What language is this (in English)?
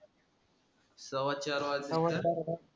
Marathi